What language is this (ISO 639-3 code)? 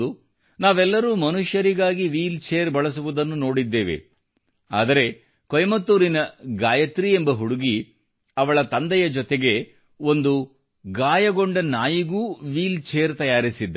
kan